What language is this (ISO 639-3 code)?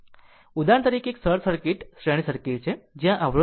guj